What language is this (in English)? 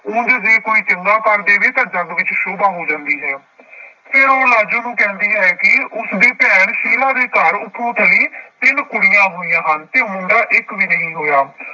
Punjabi